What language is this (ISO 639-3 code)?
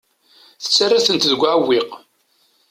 kab